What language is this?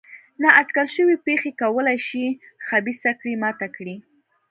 Pashto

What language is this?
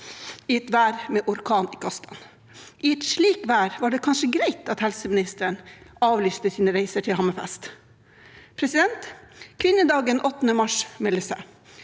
Norwegian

